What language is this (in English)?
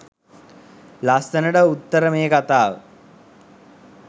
Sinhala